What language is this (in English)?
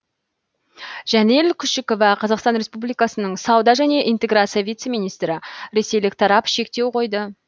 Kazakh